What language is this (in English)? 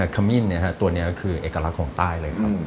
Thai